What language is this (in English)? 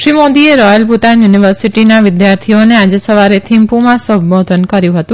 Gujarati